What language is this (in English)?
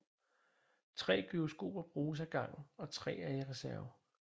Danish